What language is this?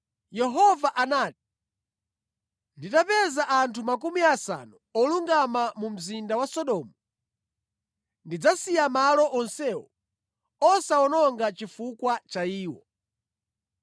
Nyanja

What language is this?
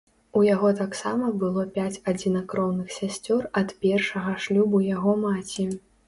Belarusian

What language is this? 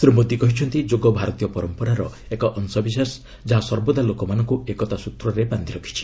Odia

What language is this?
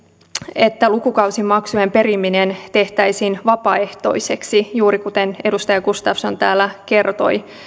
Finnish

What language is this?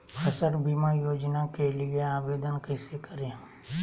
Magahi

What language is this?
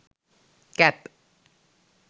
Sinhala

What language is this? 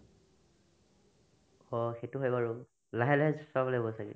Assamese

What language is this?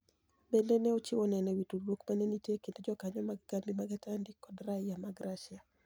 Luo (Kenya and Tanzania)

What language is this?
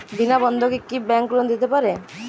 Bangla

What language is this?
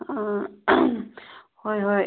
Manipuri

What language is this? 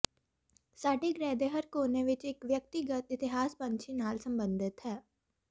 Punjabi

